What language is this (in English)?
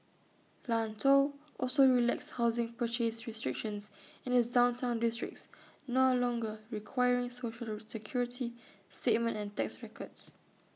English